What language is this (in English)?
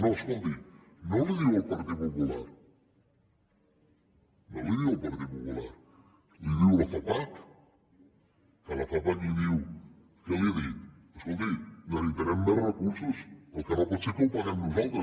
Catalan